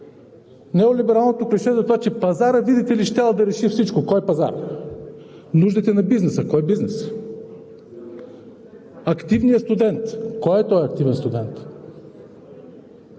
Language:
Bulgarian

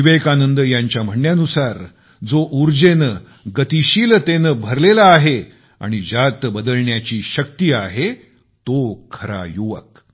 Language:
Marathi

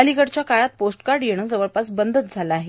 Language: Marathi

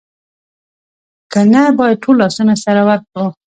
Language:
Pashto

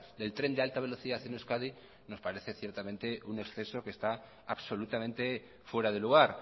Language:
Spanish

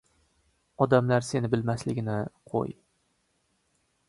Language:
Uzbek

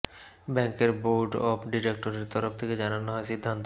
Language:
Bangla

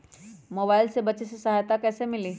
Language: Magahi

